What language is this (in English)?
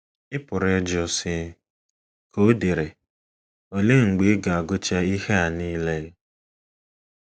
Igbo